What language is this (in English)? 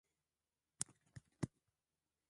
Swahili